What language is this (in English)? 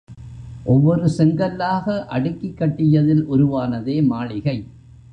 Tamil